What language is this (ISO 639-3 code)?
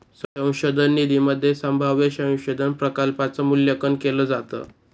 mar